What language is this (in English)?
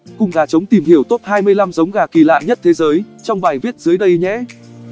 Vietnamese